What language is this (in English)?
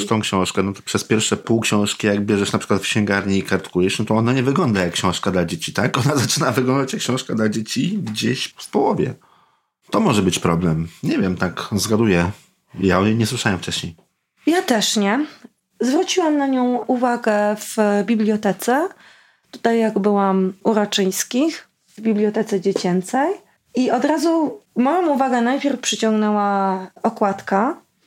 Polish